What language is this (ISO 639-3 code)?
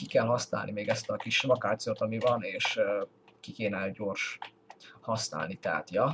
hun